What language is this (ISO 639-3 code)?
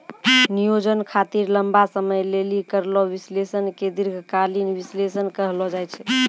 mai